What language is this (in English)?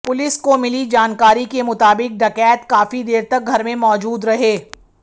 Hindi